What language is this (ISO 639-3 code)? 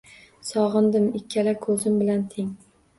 uzb